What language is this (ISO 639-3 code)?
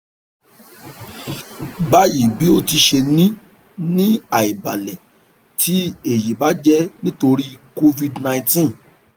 yor